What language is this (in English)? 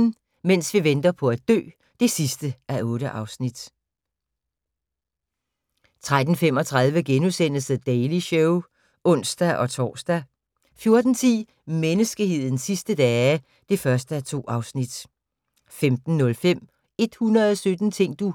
Danish